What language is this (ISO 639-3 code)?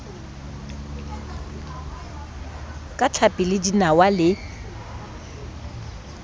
sot